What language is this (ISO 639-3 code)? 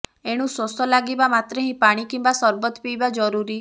ori